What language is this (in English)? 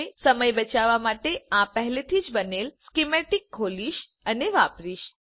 Gujarati